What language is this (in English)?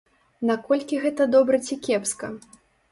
Belarusian